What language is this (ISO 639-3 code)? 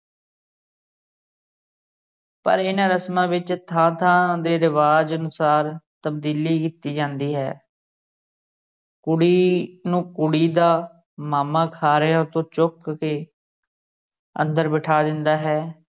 pan